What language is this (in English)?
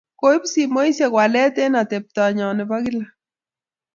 Kalenjin